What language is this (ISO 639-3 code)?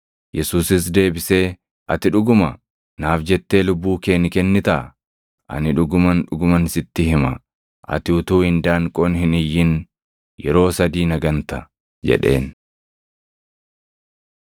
orm